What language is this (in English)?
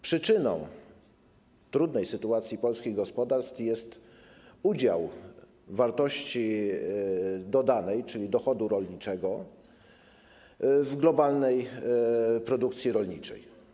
Polish